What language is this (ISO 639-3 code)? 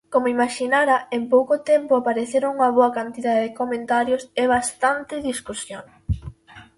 glg